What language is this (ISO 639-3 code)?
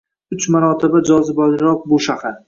uzb